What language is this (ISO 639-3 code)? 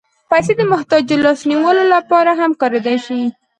pus